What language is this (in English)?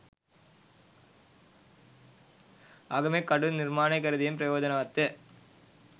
Sinhala